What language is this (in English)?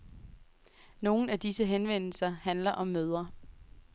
Danish